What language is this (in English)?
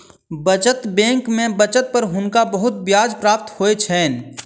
Maithili